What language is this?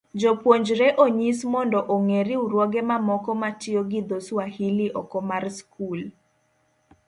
Luo (Kenya and Tanzania)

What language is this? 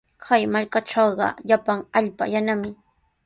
Sihuas Ancash Quechua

